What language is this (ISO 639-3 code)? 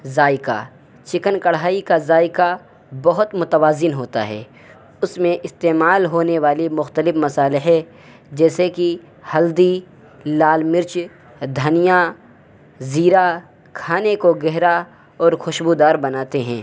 urd